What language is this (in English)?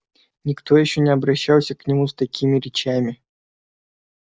Russian